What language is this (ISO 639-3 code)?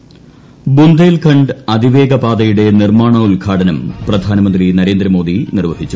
mal